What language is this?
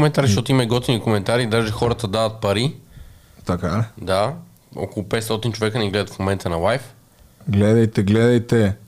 Bulgarian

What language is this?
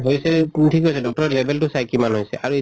Assamese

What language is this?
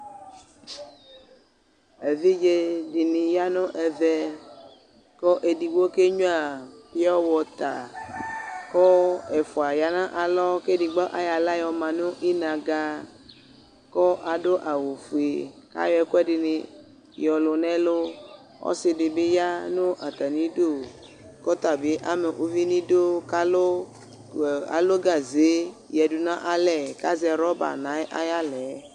Ikposo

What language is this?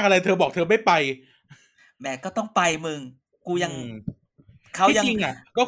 Thai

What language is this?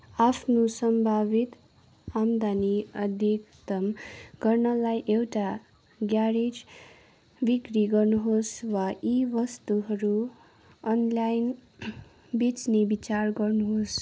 Nepali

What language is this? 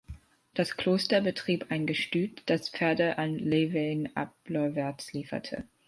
German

